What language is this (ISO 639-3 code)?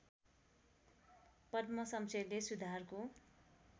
nep